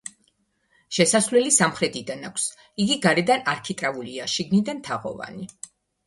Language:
Georgian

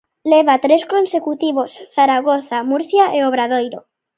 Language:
Galician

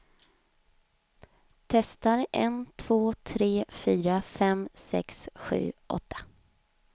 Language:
Swedish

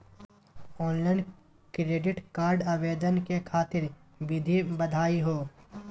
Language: Magahi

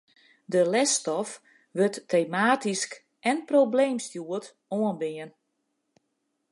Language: Western Frisian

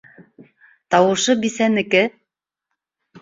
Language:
Bashkir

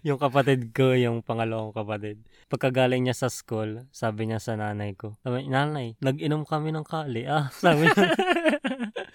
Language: Filipino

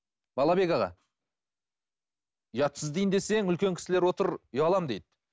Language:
Kazakh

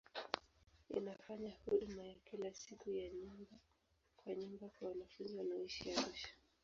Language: Swahili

